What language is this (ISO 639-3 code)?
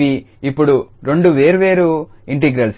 tel